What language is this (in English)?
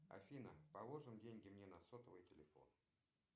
Russian